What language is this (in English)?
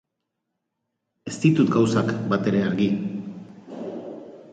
Basque